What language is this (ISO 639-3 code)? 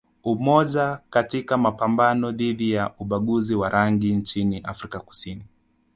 swa